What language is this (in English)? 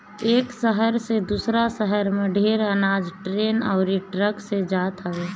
Bhojpuri